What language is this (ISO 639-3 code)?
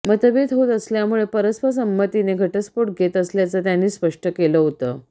mar